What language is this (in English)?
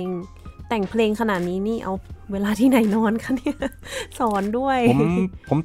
Thai